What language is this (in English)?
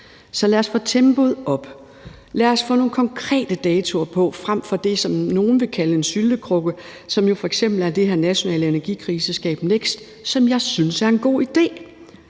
Danish